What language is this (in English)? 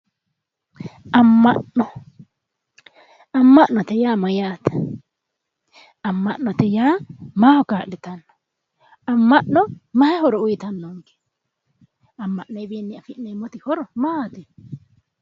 Sidamo